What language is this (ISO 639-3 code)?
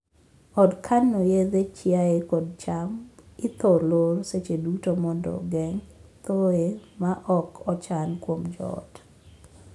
luo